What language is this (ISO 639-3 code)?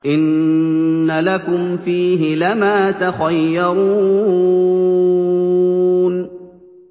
ara